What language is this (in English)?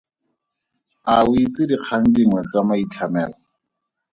Tswana